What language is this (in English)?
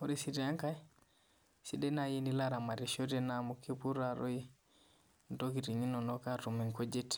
Masai